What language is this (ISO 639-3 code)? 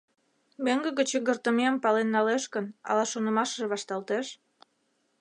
chm